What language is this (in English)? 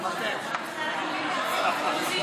Hebrew